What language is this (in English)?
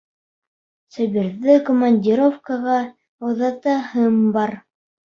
Bashkir